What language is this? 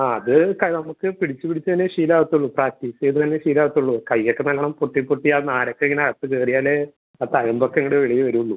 Malayalam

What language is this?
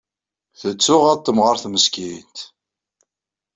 Kabyle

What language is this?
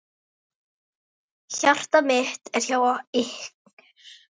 Icelandic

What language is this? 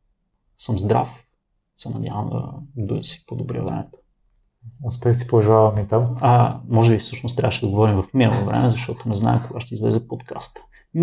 Bulgarian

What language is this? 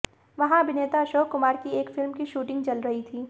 Hindi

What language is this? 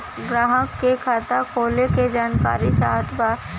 Bhojpuri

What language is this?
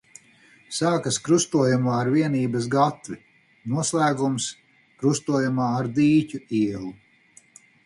Latvian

